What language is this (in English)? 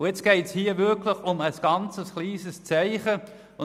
Swiss German